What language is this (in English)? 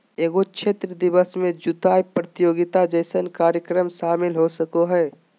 Magahi